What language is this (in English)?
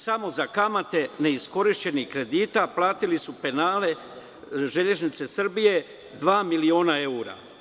Serbian